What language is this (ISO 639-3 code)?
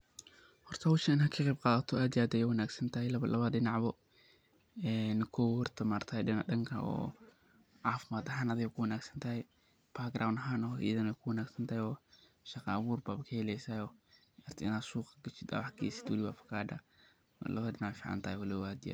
som